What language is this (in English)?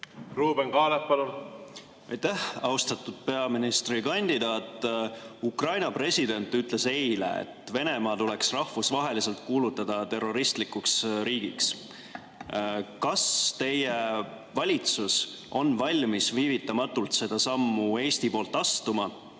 Estonian